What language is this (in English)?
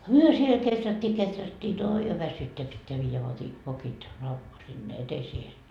Finnish